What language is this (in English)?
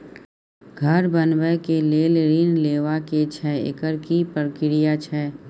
Maithili